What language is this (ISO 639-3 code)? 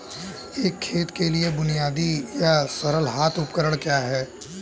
hin